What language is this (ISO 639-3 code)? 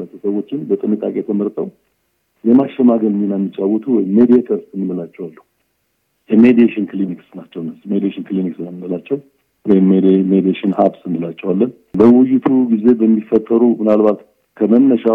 amh